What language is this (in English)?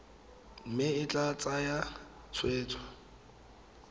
Tswana